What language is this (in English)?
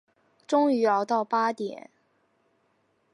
Chinese